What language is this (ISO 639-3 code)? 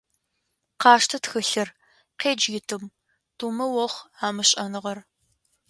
ady